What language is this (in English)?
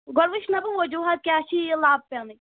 Kashmiri